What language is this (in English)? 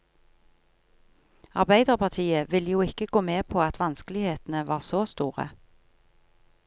Norwegian